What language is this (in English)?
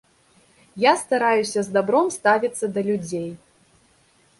Belarusian